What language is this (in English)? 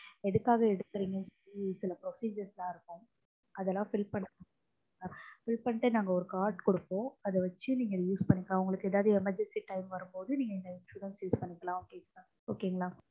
Tamil